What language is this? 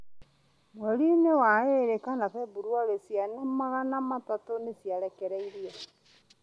Kikuyu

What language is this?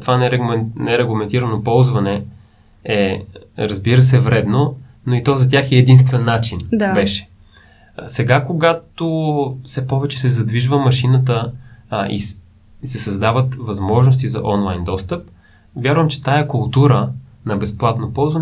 Bulgarian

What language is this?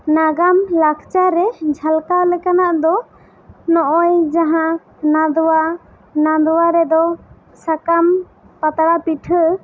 Santali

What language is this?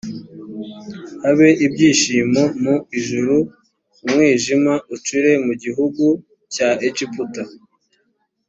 Kinyarwanda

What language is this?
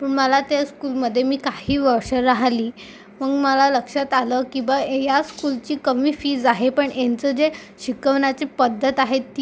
Marathi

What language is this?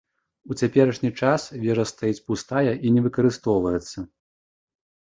Belarusian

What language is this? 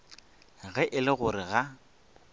Northern Sotho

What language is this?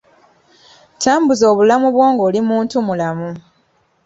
Ganda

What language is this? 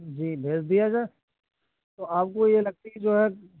Urdu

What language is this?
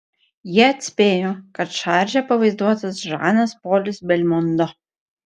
Lithuanian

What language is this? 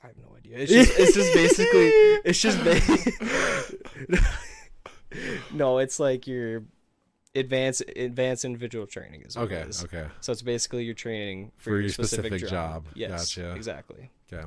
English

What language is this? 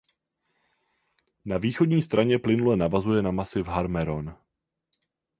Czech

